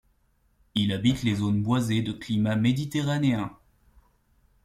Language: French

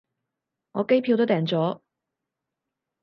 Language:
Cantonese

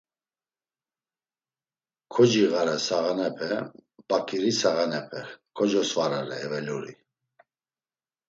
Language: Laz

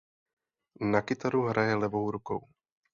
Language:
Czech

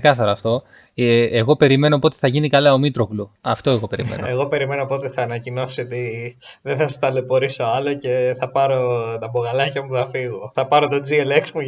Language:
Greek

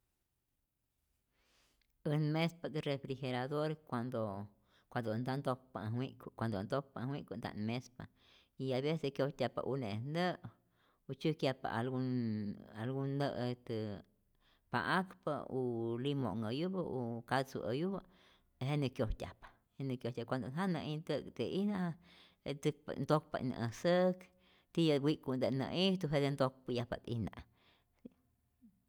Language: Rayón Zoque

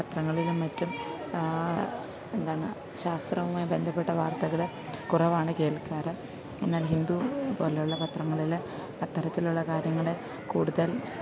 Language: Malayalam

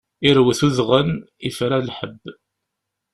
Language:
Kabyle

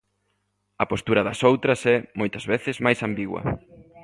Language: Galician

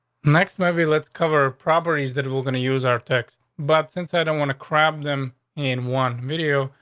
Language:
English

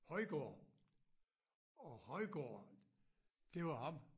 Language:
Danish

